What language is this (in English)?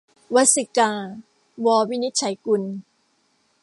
Thai